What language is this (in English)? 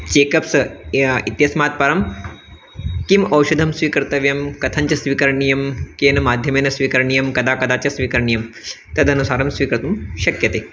Sanskrit